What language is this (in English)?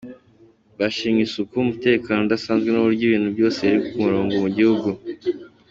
Kinyarwanda